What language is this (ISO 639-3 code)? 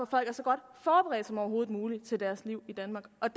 dan